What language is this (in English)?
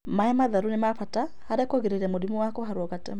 Kikuyu